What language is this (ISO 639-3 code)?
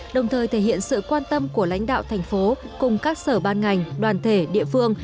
vie